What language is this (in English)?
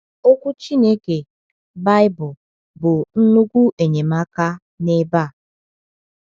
Igbo